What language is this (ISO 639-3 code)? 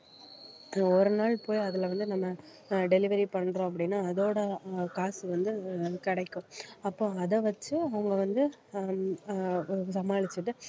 tam